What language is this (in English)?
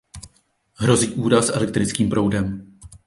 Czech